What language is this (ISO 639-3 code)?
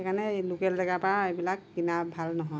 asm